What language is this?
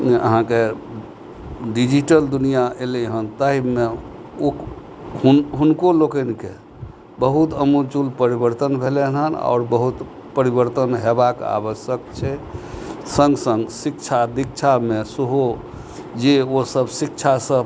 Maithili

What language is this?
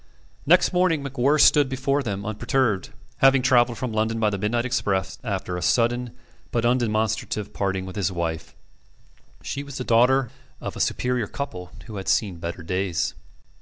English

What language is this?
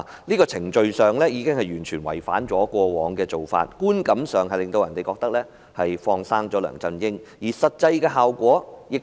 Cantonese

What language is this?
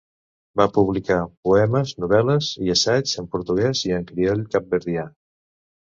Catalan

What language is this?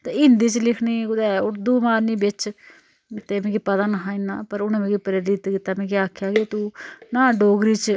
Dogri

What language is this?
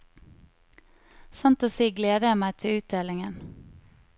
Norwegian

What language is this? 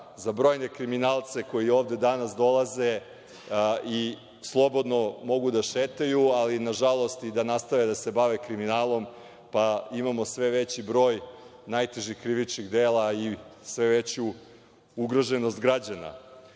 Serbian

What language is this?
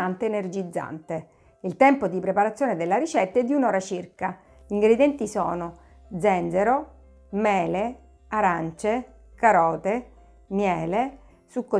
Italian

